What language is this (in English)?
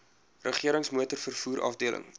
Afrikaans